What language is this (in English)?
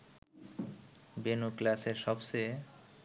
Bangla